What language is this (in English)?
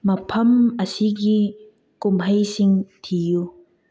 Manipuri